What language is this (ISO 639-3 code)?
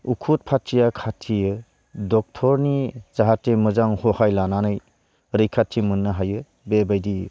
brx